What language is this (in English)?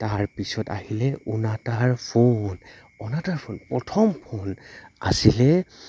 Assamese